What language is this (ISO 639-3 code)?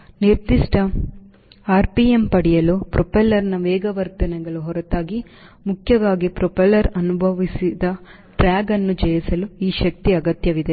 kan